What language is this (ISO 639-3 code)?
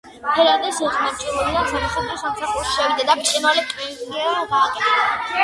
kat